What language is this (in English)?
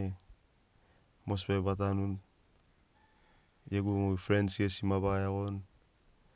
Sinaugoro